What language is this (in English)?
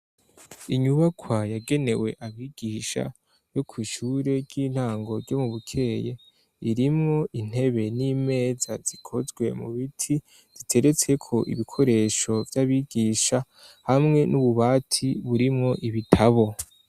Rundi